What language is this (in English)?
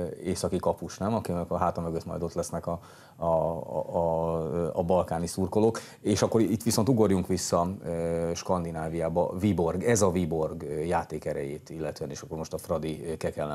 Hungarian